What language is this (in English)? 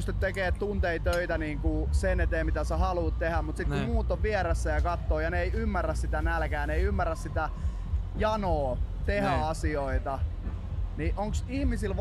Finnish